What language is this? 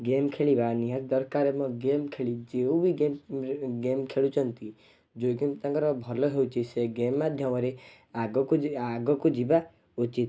Odia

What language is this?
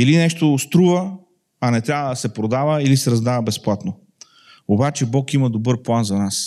Bulgarian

